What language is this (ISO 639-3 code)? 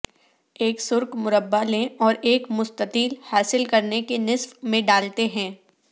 urd